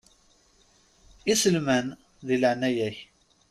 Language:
Kabyle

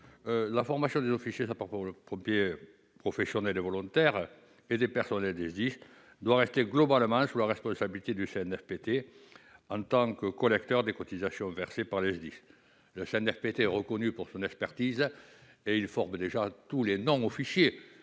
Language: French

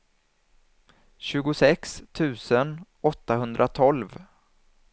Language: Swedish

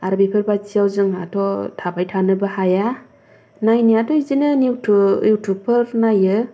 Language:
Bodo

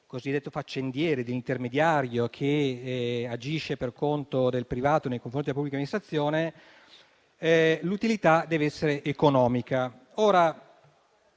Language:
Italian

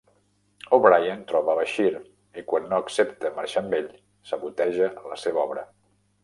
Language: Catalan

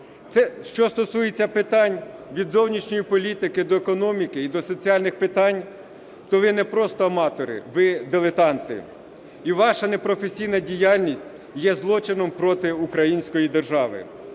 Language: Ukrainian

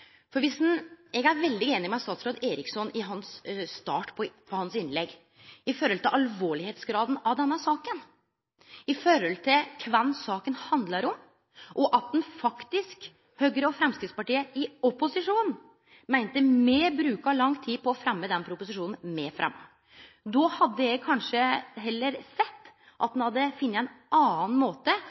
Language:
Norwegian Nynorsk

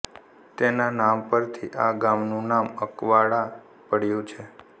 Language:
Gujarati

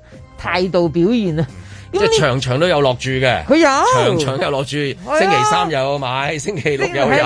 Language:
Chinese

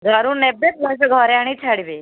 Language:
Odia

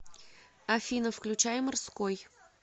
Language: Russian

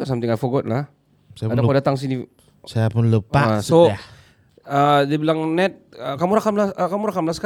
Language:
Malay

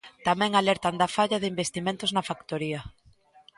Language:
Galician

